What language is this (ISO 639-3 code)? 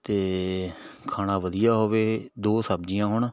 pan